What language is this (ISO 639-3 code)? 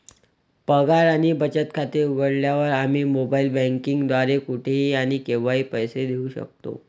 mar